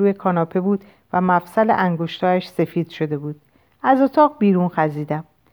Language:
Persian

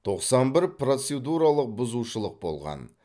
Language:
Kazakh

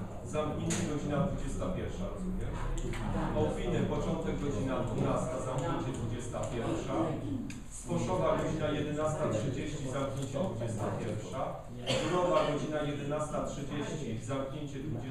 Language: Polish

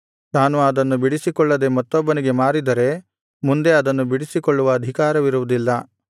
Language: Kannada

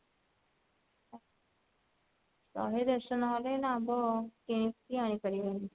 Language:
Odia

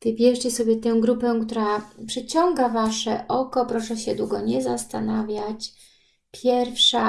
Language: Polish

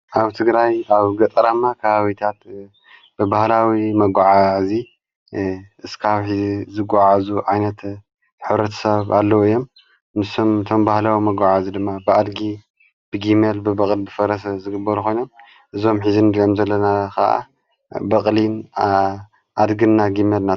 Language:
Tigrinya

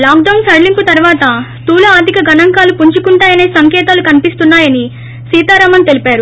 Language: Telugu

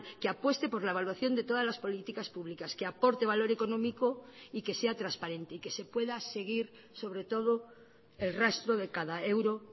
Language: Spanish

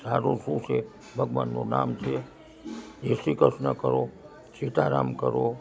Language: Gujarati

